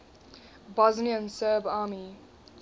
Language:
English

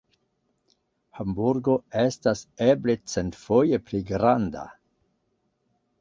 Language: Esperanto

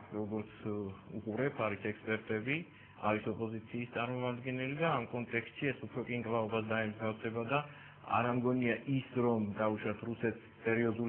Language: Romanian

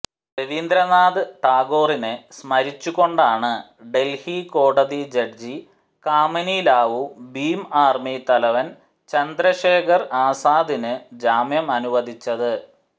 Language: Malayalam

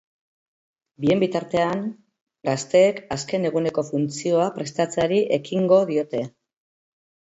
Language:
Basque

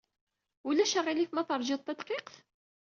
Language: Kabyle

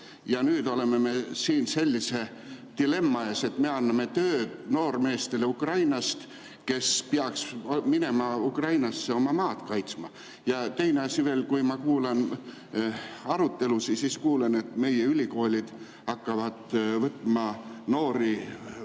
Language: Estonian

